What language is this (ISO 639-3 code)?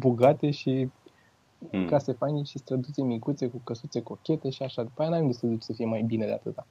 ron